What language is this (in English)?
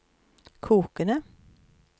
Norwegian